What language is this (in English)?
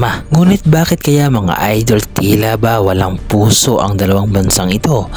Filipino